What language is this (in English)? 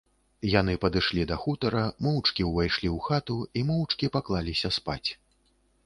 Belarusian